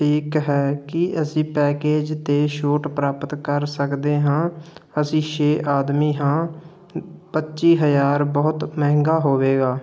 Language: Punjabi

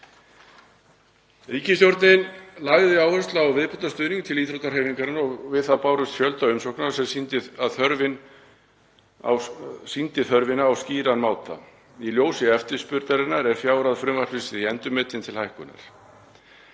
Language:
Icelandic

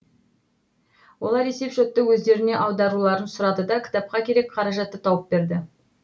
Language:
Kazakh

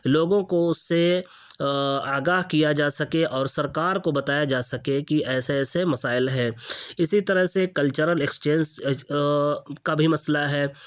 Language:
Urdu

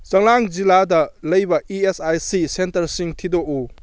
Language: Manipuri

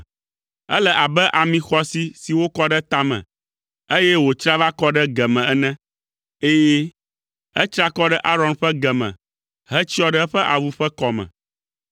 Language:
Ewe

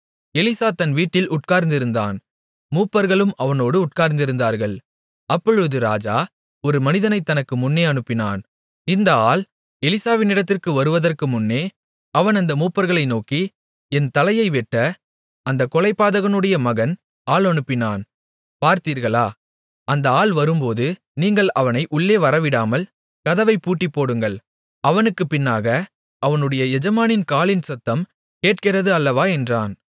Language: Tamil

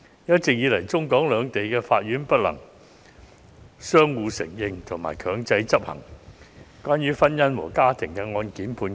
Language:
Cantonese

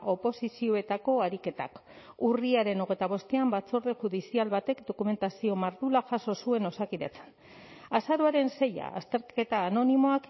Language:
Basque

